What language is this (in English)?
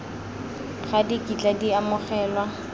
Tswana